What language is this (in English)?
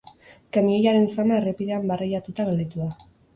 Basque